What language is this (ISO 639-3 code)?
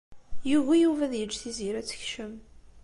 kab